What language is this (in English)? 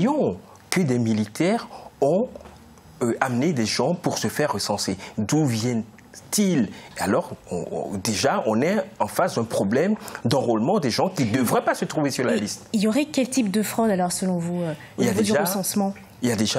French